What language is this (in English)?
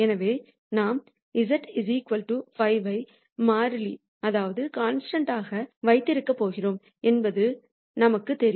Tamil